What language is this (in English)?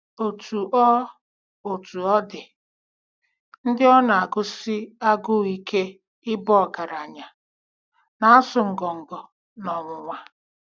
Igbo